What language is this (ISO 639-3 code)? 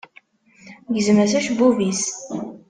kab